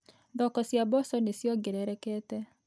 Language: Kikuyu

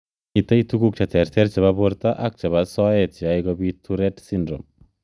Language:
Kalenjin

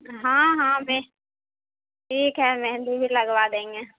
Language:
Urdu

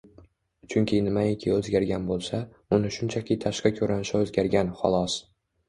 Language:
Uzbek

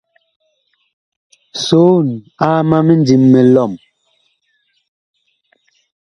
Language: Bakoko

